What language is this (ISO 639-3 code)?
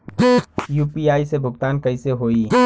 bho